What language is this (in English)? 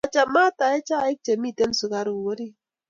Kalenjin